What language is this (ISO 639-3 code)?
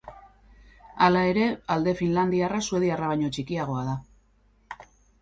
eus